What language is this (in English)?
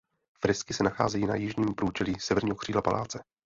Czech